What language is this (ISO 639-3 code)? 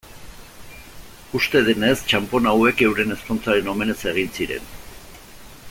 eus